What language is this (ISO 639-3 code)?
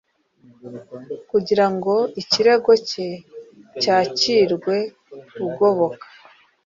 kin